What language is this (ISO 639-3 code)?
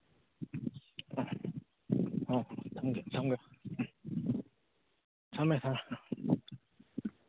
mni